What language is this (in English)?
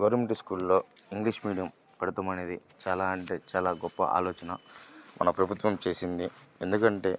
Telugu